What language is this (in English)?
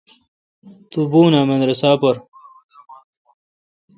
Kalkoti